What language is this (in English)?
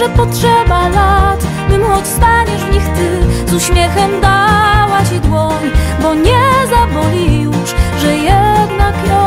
Polish